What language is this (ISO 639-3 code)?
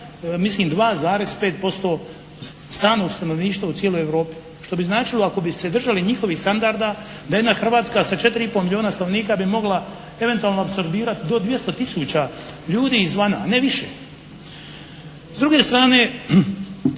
hrv